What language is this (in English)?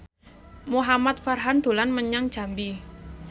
Javanese